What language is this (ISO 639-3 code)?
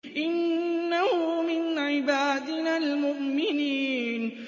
ara